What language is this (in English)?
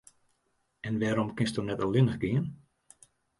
Western Frisian